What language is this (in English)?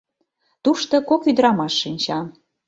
Mari